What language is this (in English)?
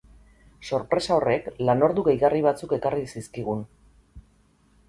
Basque